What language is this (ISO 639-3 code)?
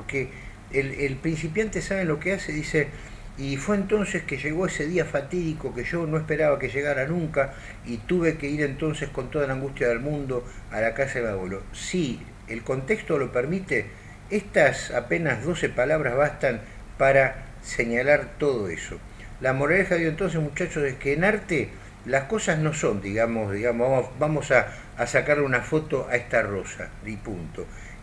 spa